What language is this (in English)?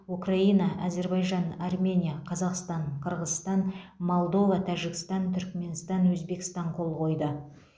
Kazakh